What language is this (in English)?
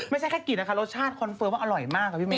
Thai